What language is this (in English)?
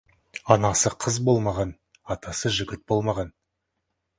Kazakh